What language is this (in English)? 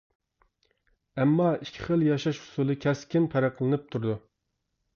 Uyghur